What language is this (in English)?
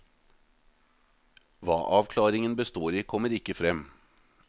Norwegian